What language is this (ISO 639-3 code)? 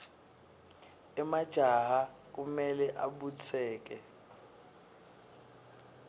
ssw